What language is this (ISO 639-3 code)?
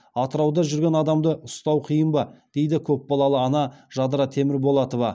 kaz